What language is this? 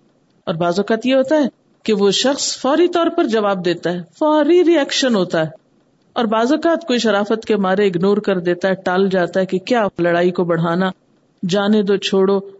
Urdu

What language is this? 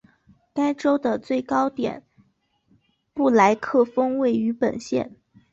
Chinese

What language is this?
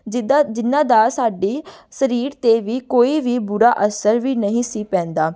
Punjabi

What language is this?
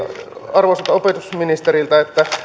Finnish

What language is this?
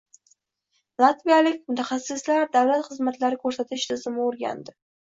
Uzbek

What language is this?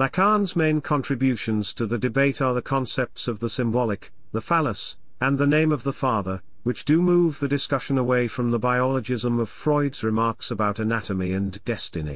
English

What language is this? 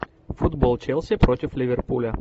Russian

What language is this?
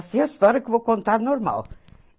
Portuguese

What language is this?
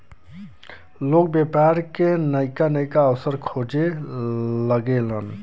Bhojpuri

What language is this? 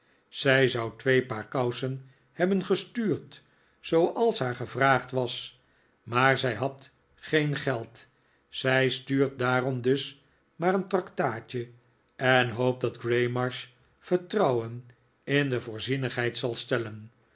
Dutch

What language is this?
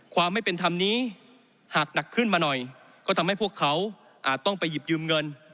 Thai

